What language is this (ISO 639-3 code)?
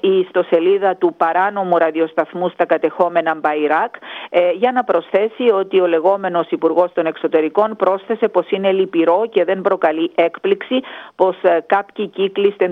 ell